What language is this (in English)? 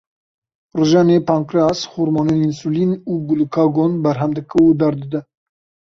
Kurdish